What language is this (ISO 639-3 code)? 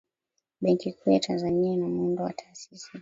swa